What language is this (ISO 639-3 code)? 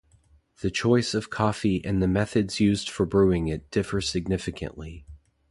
eng